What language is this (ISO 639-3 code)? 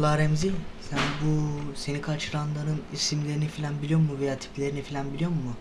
tur